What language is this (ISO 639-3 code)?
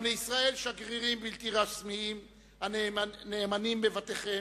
heb